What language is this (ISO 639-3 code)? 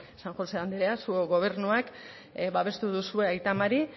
eus